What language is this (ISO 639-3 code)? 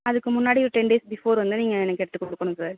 tam